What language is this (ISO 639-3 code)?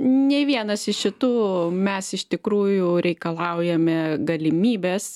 lit